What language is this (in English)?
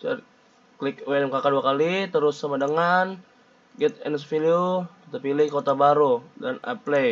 Indonesian